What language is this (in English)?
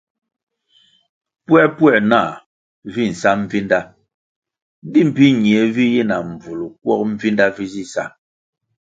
Kwasio